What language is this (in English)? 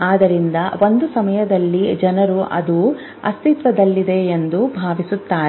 Kannada